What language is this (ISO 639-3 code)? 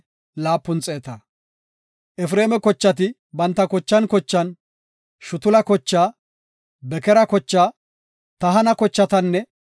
gof